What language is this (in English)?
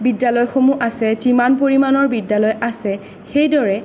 Assamese